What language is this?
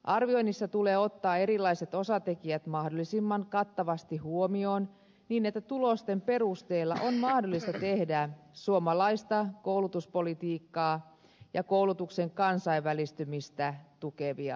Finnish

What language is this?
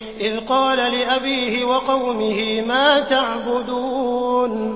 Arabic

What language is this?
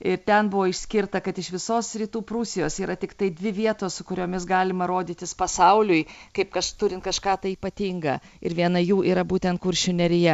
Lithuanian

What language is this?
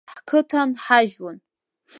Abkhazian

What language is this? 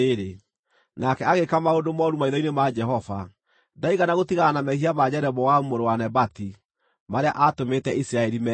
Kikuyu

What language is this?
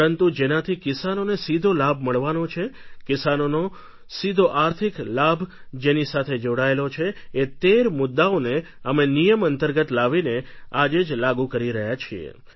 Gujarati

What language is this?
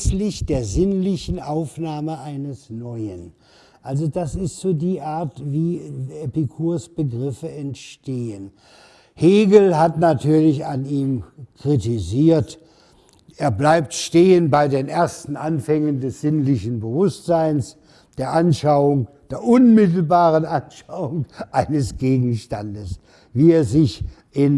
German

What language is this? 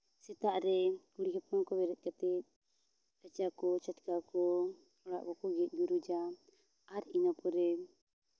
Santali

